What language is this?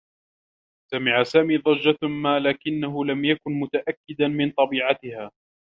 Arabic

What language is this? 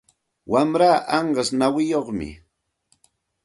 Santa Ana de Tusi Pasco Quechua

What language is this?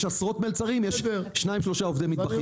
Hebrew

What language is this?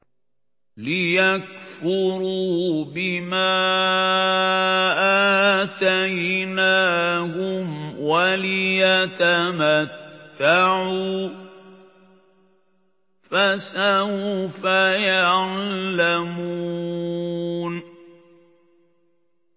Arabic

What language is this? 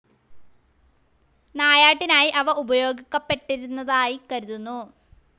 Malayalam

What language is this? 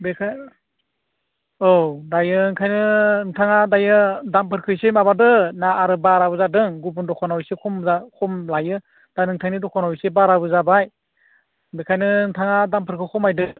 Bodo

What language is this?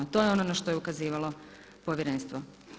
Croatian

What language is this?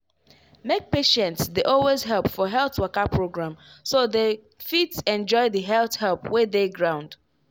Nigerian Pidgin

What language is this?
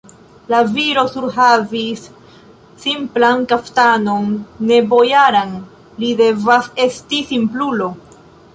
Esperanto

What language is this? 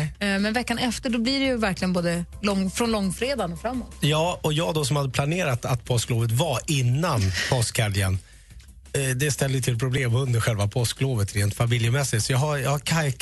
Swedish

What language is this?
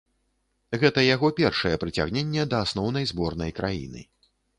Belarusian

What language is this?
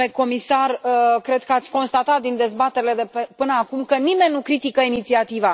Romanian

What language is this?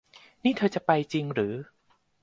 Thai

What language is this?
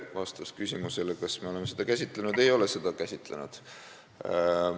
Estonian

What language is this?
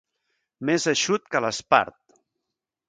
Catalan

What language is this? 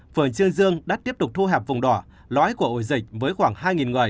Vietnamese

